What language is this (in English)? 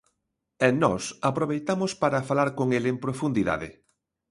Galician